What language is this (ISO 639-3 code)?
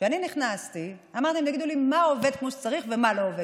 heb